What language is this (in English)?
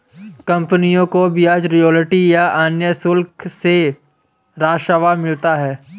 Hindi